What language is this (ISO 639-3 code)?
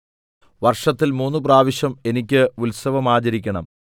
mal